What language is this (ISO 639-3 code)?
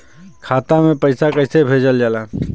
bho